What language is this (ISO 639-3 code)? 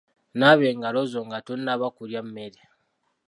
lug